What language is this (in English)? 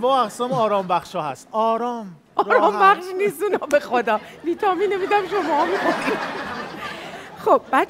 Persian